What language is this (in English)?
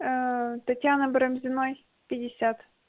Russian